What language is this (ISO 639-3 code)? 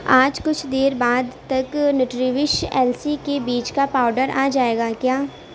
urd